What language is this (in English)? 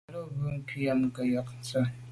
Medumba